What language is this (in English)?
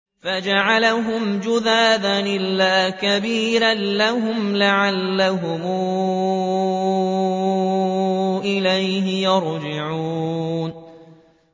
Arabic